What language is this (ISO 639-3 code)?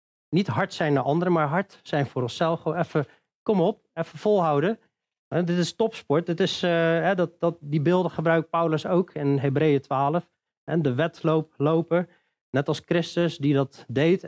nld